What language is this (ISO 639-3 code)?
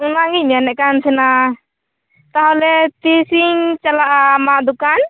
sat